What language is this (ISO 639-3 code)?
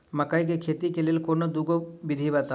mai